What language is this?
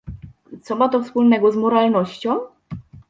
Polish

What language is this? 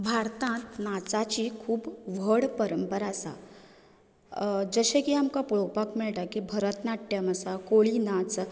Konkani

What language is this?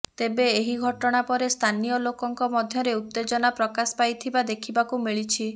Odia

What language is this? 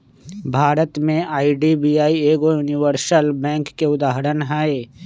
Magahi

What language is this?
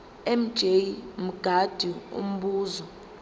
Zulu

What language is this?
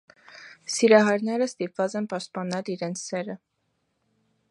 Armenian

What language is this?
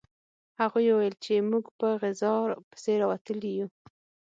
Pashto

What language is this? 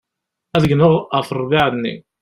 Kabyle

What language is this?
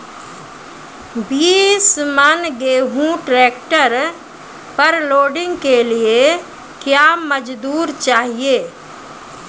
Maithili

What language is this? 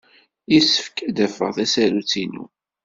Kabyle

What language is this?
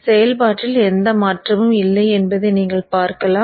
Tamil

